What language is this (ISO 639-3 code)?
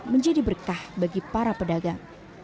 ind